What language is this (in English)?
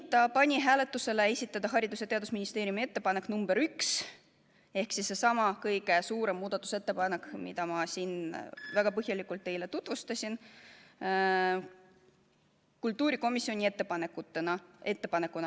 Estonian